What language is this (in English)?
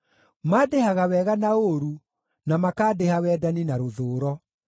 Kikuyu